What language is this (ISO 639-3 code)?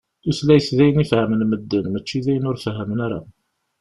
kab